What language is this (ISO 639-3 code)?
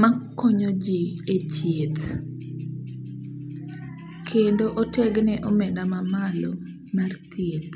luo